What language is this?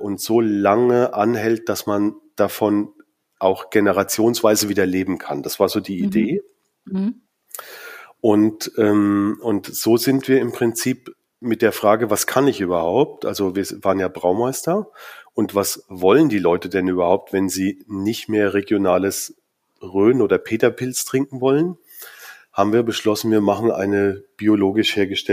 German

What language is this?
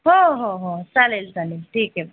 Marathi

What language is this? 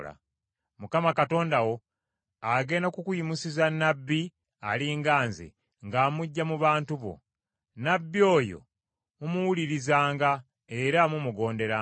Ganda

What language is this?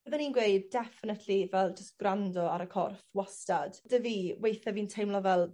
Welsh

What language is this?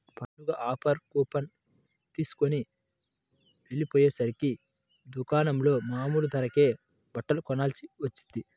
Telugu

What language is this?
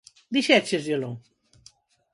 Galician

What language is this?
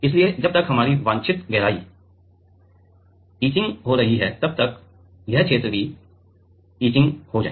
Hindi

